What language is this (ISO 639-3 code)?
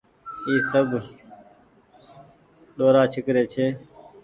gig